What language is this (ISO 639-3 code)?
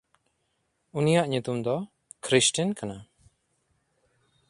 sat